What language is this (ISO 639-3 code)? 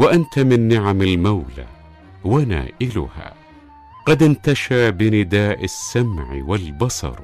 ara